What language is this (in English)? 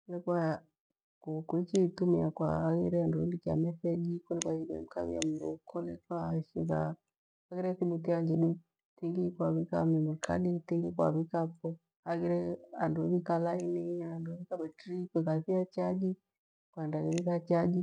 Gweno